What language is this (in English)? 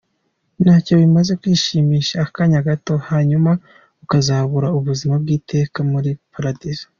Kinyarwanda